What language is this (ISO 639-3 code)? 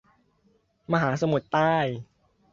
tha